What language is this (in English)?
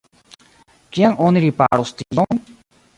Esperanto